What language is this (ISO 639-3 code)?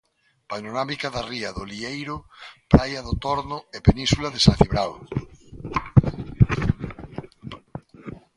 glg